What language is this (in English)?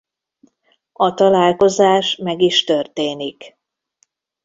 Hungarian